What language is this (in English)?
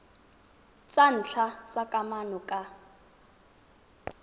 Tswana